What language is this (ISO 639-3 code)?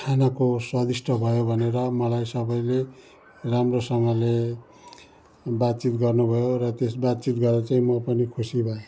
nep